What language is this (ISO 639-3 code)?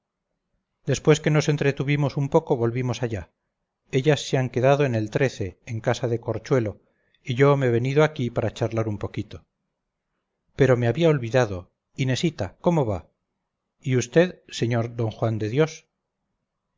spa